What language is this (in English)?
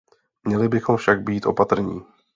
Czech